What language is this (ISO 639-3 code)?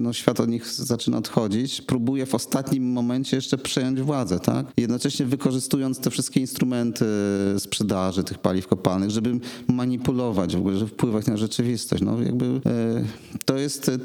pol